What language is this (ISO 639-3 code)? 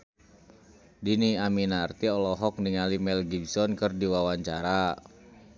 sun